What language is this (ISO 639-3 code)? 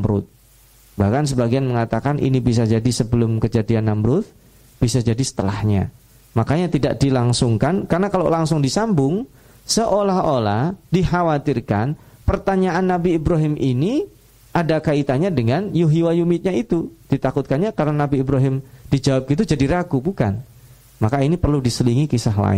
ind